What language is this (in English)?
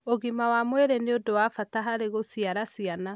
Kikuyu